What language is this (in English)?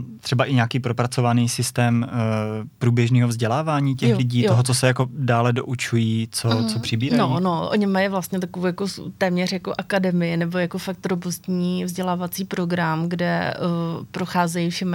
Czech